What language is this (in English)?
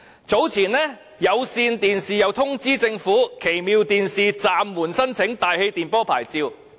Cantonese